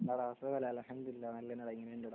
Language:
Malayalam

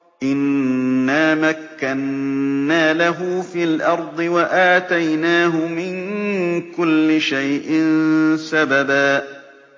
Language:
Arabic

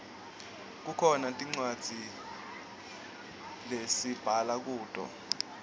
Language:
Swati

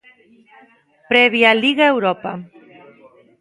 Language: Galician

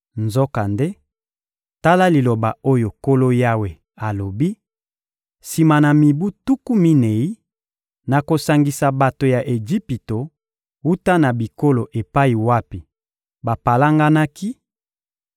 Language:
Lingala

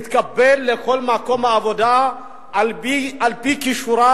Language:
Hebrew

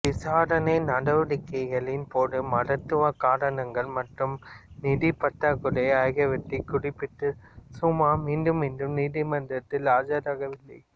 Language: Tamil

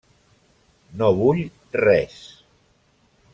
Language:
Catalan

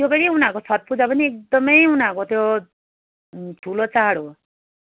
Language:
Nepali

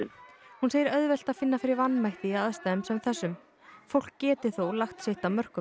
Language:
Icelandic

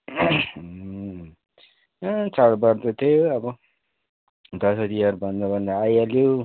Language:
Nepali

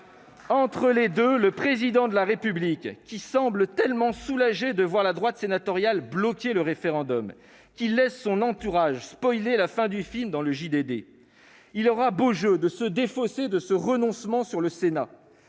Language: French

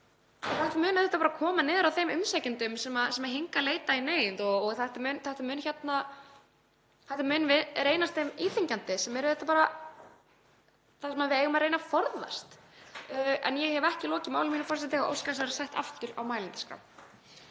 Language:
Icelandic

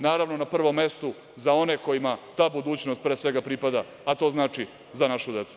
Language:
Serbian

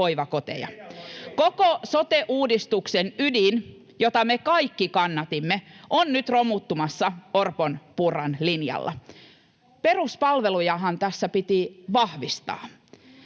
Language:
Finnish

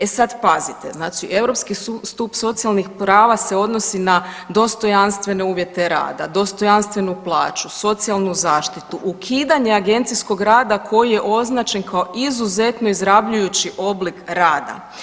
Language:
Croatian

